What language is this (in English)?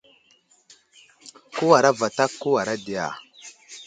Wuzlam